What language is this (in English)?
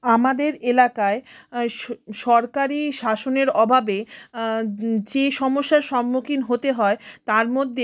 Bangla